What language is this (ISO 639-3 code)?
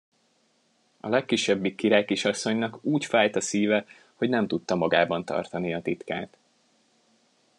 hun